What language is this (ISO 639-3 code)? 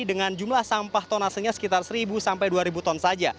ind